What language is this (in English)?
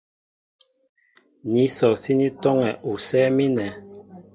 Mbo (Cameroon)